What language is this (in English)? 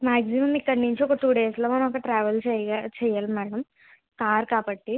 Telugu